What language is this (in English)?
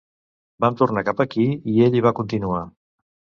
Catalan